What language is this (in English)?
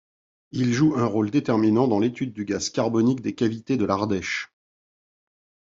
French